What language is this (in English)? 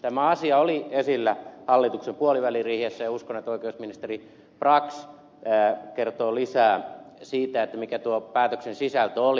Finnish